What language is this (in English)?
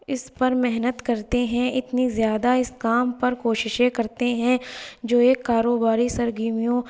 Urdu